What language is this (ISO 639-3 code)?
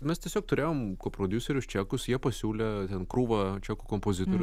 lit